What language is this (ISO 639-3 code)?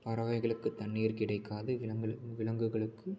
tam